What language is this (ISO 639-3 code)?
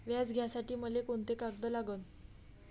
mar